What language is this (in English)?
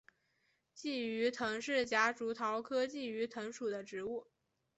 Chinese